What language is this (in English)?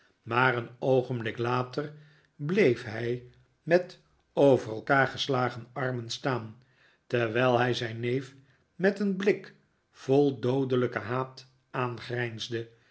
Dutch